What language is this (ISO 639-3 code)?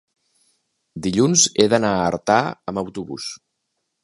cat